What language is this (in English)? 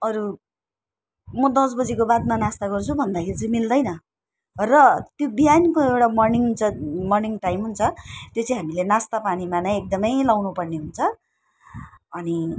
Nepali